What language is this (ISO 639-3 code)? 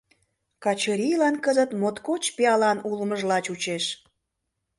chm